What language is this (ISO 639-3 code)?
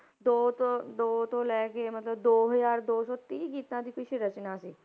pan